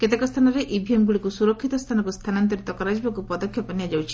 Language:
Odia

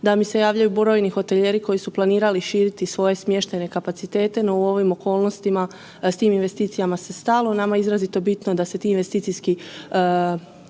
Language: Croatian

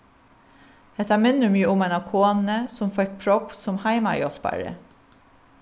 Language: Faroese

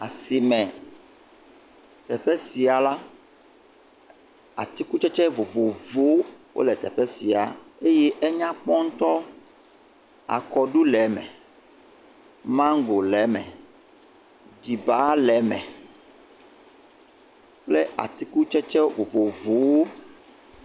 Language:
Ewe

